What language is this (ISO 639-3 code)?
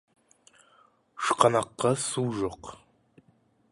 kaz